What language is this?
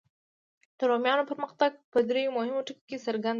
Pashto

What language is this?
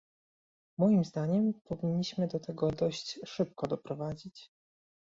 Polish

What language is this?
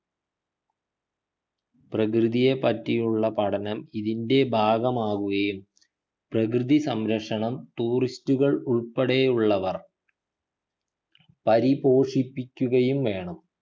Malayalam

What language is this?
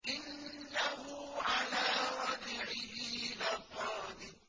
Arabic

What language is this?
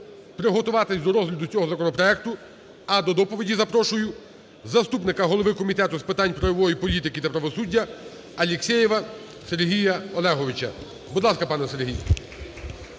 Ukrainian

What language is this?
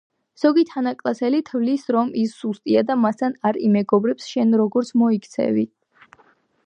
Georgian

